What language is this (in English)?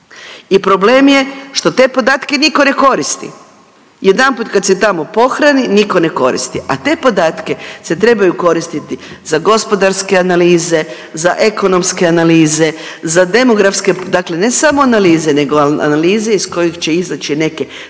Croatian